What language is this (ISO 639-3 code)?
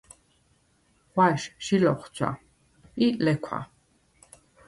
sva